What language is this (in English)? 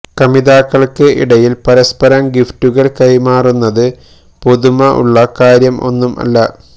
Malayalam